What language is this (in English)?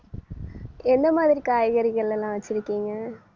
Tamil